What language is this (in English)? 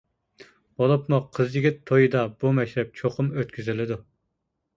Uyghur